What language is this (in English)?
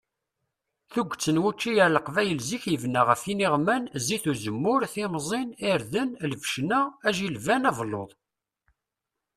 Kabyle